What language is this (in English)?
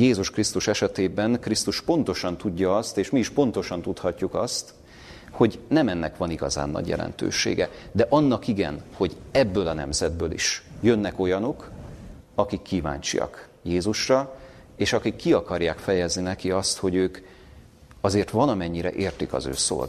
Hungarian